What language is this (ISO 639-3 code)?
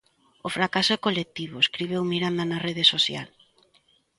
glg